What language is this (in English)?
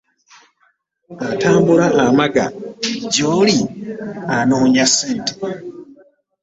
Ganda